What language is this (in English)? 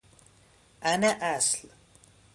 Persian